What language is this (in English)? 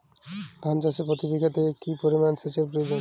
Bangla